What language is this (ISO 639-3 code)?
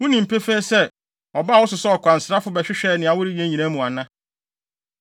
aka